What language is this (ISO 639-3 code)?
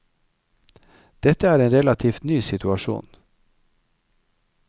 nor